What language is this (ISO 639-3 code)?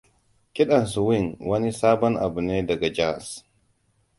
hau